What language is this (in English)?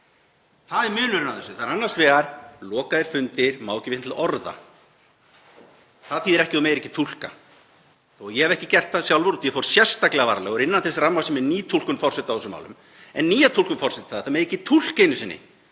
Icelandic